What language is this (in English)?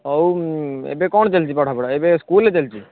Odia